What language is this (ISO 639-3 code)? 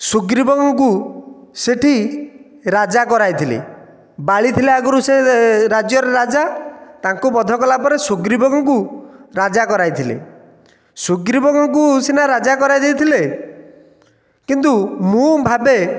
ori